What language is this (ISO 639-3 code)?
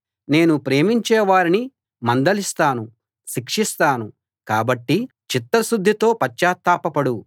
tel